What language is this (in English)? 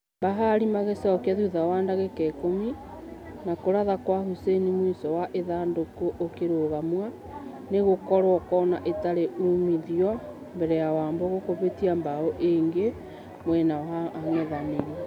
Kikuyu